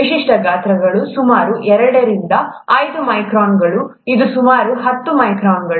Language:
Kannada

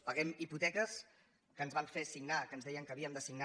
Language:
Catalan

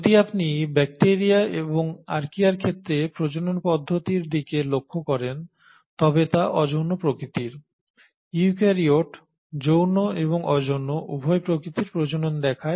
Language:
Bangla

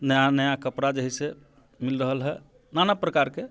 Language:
Maithili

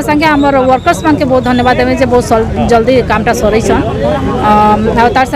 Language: Hindi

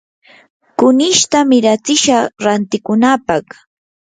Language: Yanahuanca Pasco Quechua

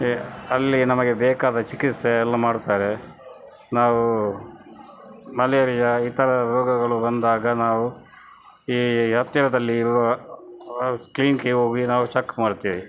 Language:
Kannada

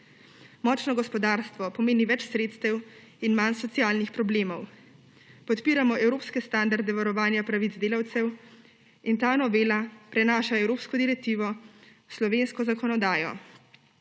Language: Slovenian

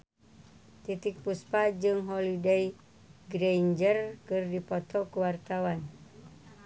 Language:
Sundanese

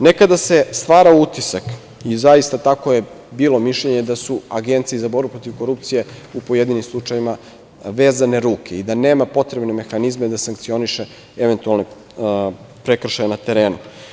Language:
Serbian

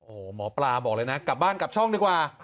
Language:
Thai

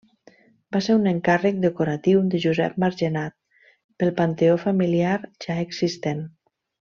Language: Catalan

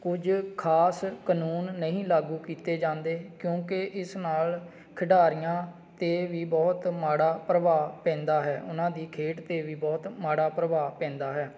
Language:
Punjabi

